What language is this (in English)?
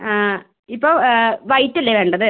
Malayalam